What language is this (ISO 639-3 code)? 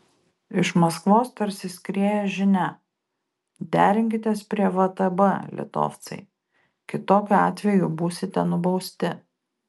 lit